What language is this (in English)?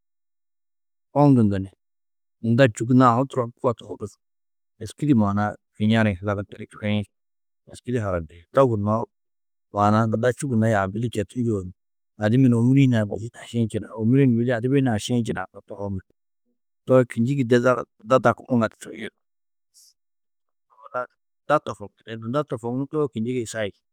Tedaga